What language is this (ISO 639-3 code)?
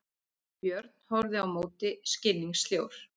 isl